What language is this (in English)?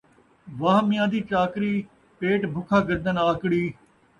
Saraiki